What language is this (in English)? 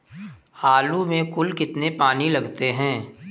Hindi